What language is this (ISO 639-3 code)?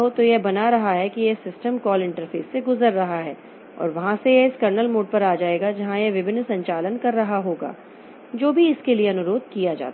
hin